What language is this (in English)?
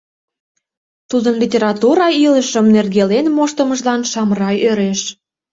Mari